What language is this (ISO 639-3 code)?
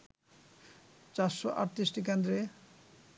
ben